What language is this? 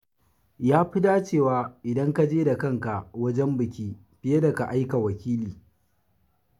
Hausa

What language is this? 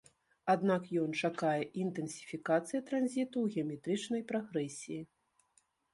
Belarusian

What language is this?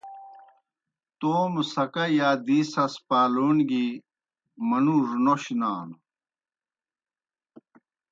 Kohistani Shina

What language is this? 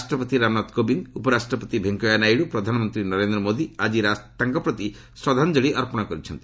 Odia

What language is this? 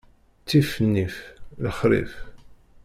Kabyle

